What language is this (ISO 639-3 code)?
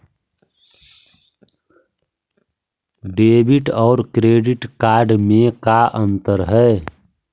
mag